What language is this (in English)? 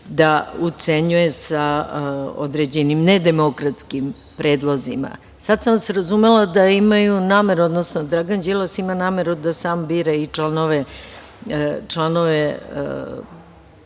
Serbian